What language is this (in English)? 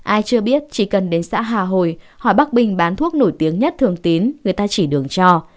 Vietnamese